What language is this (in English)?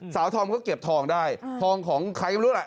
Thai